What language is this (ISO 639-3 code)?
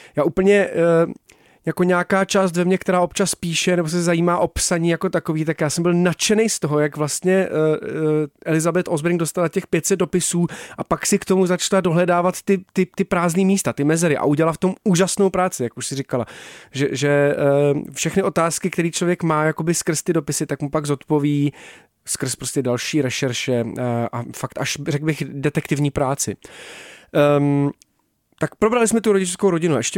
ces